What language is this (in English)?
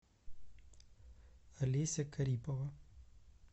Russian